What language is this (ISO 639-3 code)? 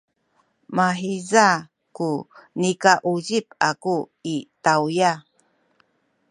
szy